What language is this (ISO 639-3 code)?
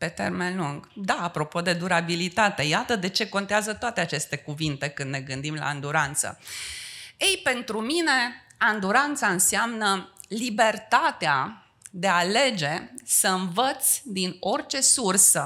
ron